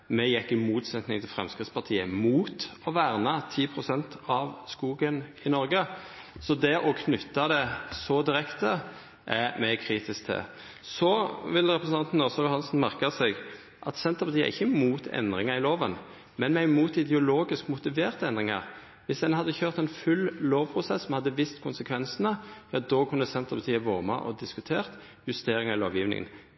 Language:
Norwegian Nynorsk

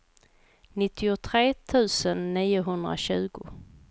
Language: Swedish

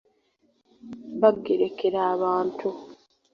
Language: Ganda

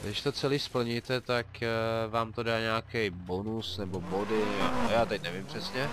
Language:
Czech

